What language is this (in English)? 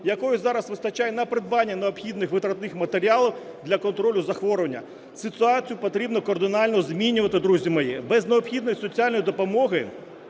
Ukrainian